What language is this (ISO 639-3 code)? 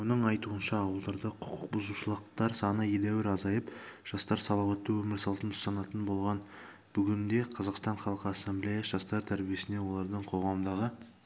kaz